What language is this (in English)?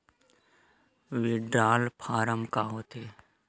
Chhattisgarhi